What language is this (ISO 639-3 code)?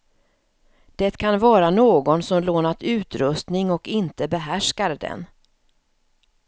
swe